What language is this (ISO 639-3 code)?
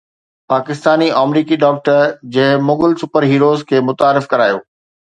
snd